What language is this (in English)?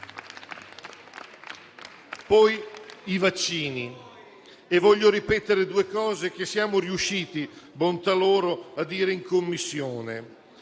Italian